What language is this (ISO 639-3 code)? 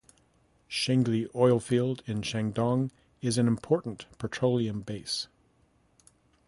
eng